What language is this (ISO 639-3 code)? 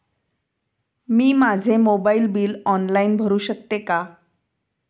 mar